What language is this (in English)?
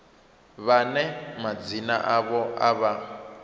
Venda